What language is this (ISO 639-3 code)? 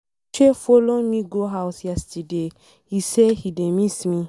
pcm